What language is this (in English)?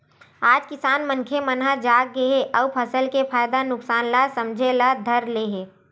Chhattisgarhi